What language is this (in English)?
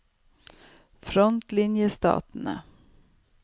Norwegian